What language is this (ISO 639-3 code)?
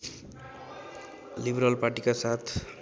nep